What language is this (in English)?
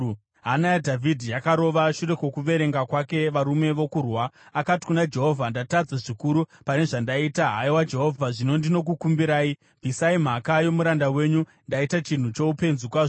Shona